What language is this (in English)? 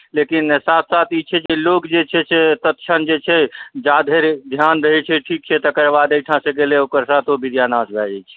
Maithili